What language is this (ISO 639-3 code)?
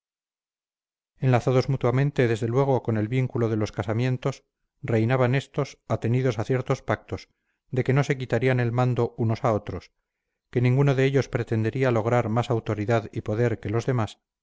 spa